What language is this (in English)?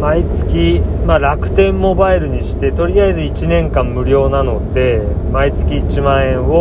Japanese